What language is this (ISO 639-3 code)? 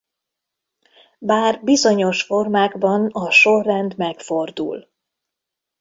hun